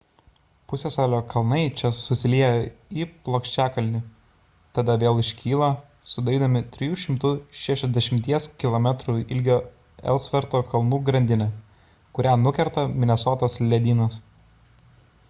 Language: Lithuanian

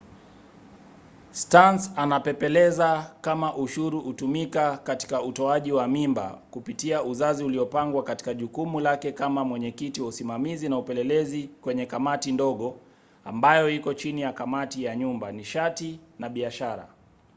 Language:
Swahili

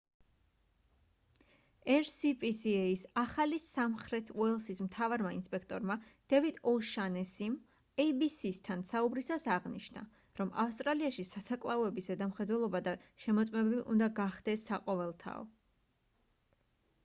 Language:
Georgian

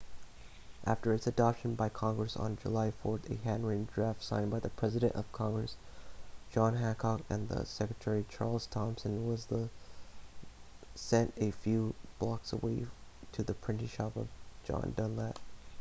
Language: English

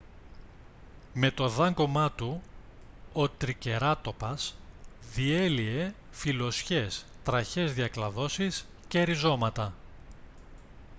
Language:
Greek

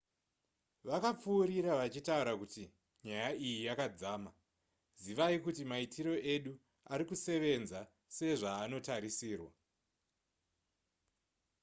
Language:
Shona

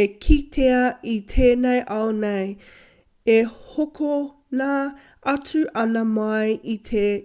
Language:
Māori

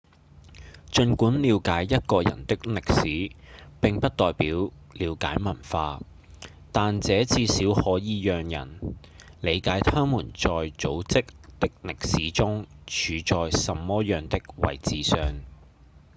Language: Cantonese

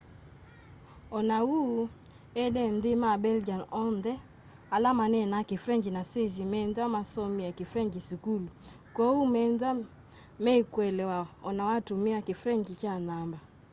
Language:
Kamba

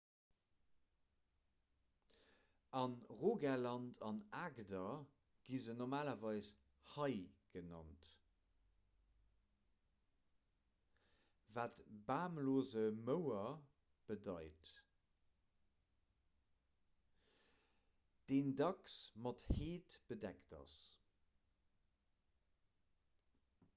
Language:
Luxembourgish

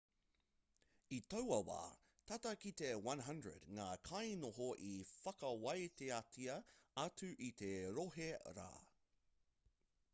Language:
Māori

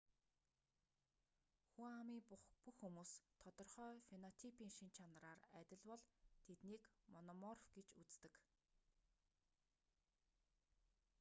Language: Mongolian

